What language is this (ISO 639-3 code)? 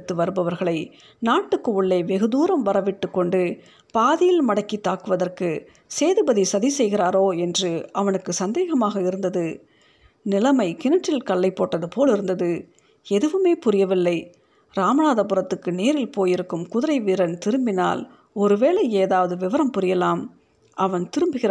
tam